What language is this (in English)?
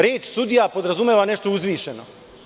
Serbian